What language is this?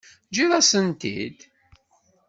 Kabyle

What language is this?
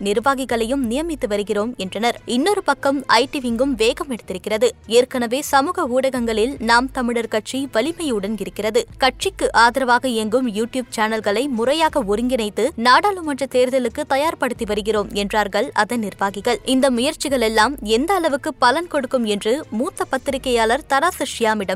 Tamil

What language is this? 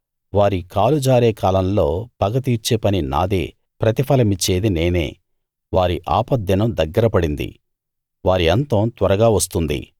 Telugu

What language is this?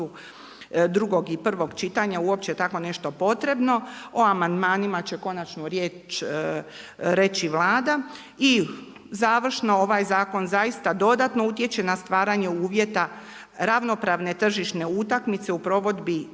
Croatian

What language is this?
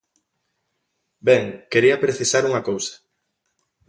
Galician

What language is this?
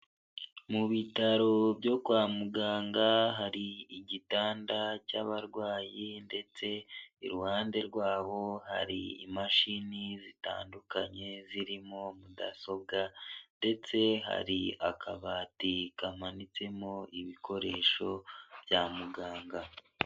Kinyarwanda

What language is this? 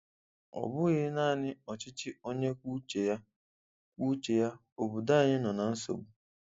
Igbo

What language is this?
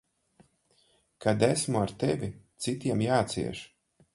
Latvian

